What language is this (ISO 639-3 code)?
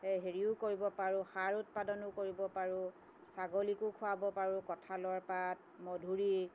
asm